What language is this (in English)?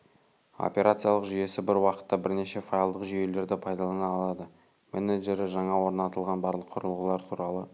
Kazakh